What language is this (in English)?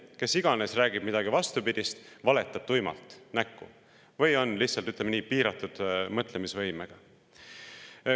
Estonian